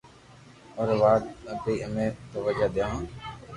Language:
Loarki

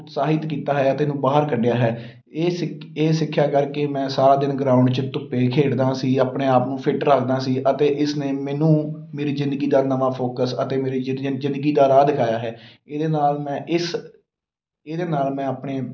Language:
Punjabi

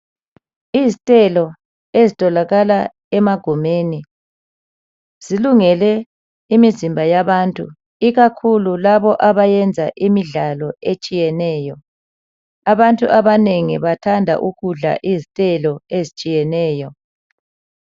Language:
North Ndebele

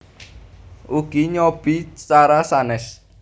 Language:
Javanese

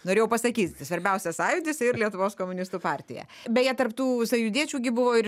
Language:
Lithuanian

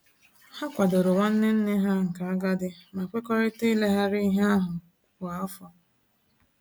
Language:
Igbo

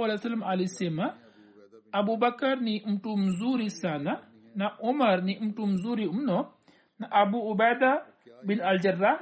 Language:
Swahili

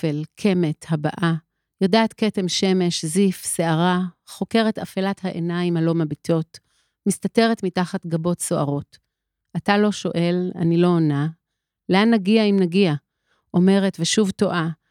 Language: Hebrew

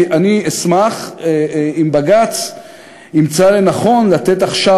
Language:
Hebrew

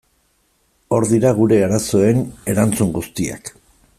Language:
Basque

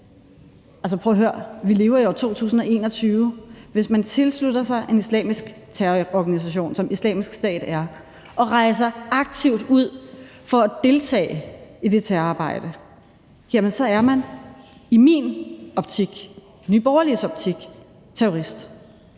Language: Danish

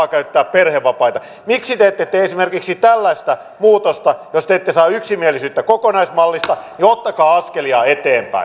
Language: Finnish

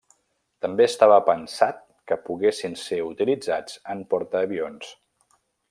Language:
Catalan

